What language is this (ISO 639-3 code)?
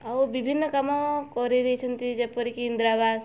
ori